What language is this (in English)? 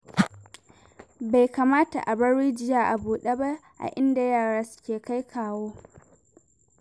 Hausa